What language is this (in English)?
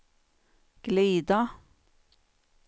Swedish